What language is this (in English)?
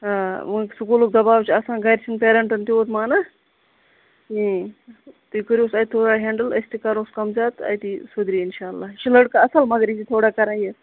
Kashmiri